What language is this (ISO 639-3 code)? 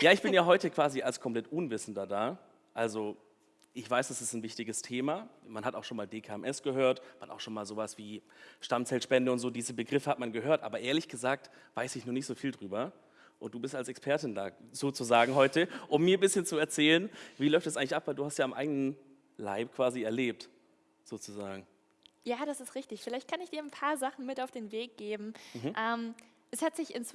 deu